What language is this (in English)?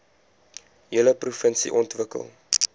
Afrikaans